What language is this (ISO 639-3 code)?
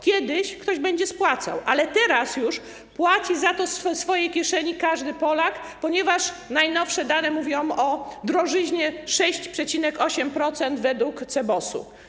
pol